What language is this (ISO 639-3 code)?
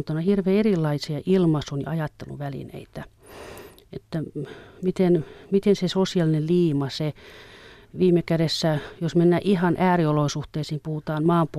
fin